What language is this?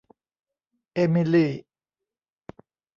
Thai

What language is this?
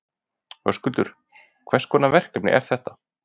Icelandic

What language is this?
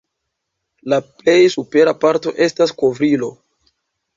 Esperanto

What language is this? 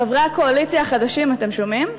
Hebrew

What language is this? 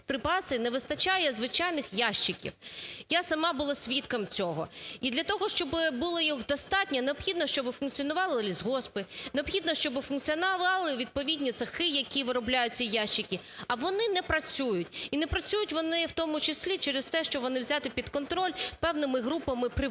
Ukrainian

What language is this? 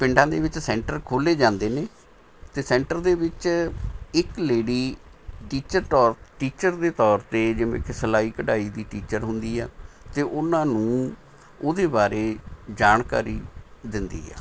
Punjabi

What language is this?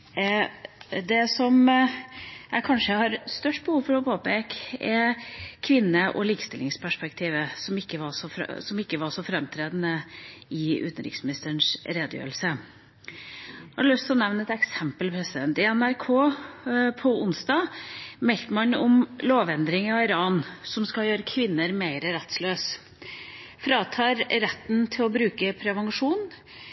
Norwegian Bokmål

